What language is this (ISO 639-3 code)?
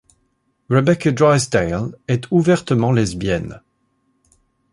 fra